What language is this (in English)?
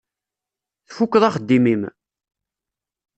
Kabyle